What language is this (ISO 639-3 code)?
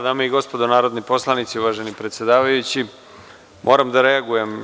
srp